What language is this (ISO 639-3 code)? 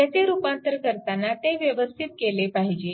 mar